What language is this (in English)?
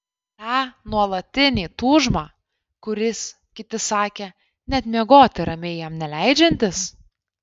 Lithuanian